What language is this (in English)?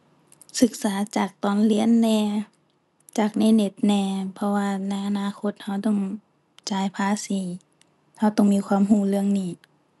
Thai